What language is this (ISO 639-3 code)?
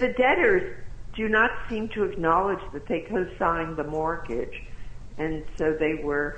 eng